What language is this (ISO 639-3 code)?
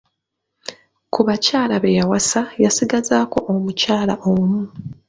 lug